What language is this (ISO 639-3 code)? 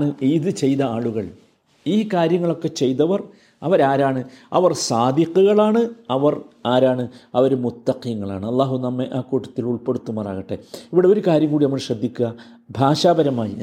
mal